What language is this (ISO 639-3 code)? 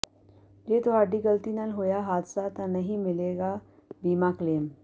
pan